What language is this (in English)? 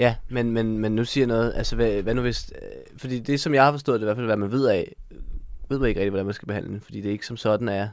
Danish